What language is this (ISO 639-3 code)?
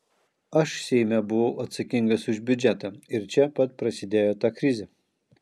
lit